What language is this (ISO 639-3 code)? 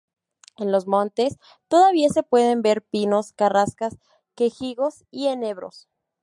spa